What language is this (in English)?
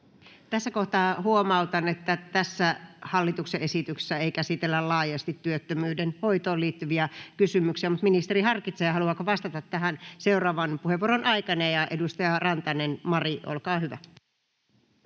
Finnish